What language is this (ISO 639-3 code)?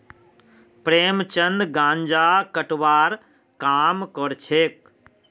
mag